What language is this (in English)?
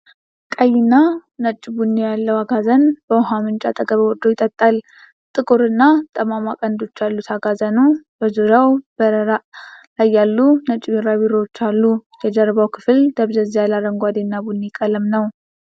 Amharic